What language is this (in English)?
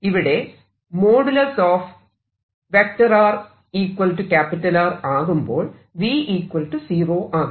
Malayalam